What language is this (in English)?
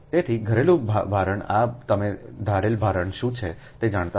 Gujarati